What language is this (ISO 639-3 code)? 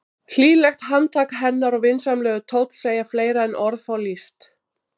isl